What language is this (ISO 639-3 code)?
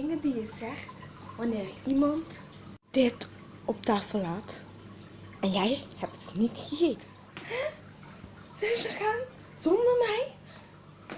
nld